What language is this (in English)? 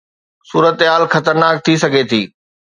Sindhi